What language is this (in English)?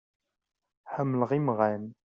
Kabyle